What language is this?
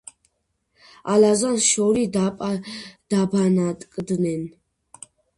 Georgian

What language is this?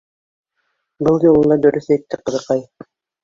Bashkir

